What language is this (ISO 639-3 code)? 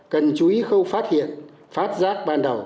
vie